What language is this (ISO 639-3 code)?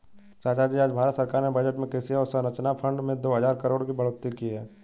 hin